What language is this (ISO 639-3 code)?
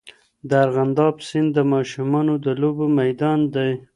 pus